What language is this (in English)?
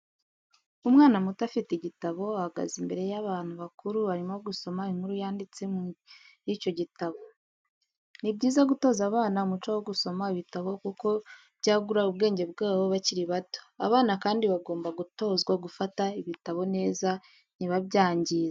Kinyarwanda